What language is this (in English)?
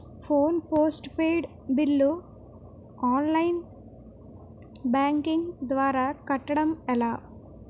Telugu